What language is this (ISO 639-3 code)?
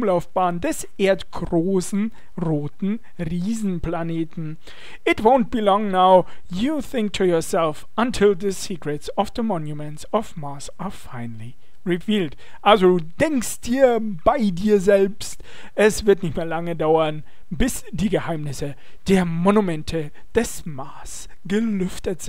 deu